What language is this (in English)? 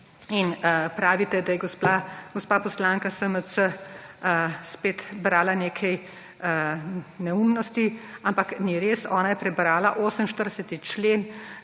Slovenian